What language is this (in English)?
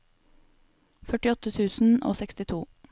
Norwegian